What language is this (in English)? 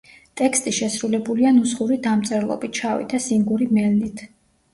Georgian